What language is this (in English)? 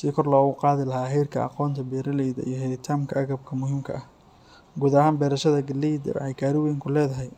Somali